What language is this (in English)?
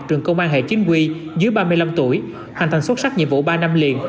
Vietnamese